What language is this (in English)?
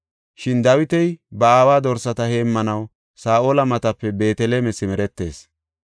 Gofa